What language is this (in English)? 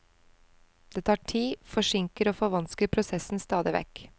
Norwegian